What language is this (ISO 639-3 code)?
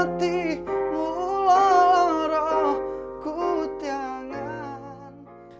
ind